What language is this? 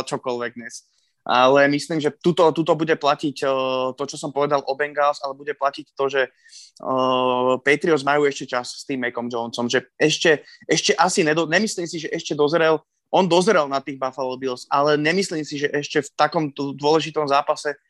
Slovak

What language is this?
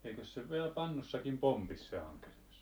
Finnish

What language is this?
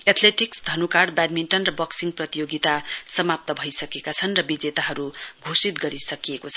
Nepali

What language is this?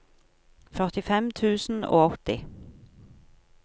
Norwegian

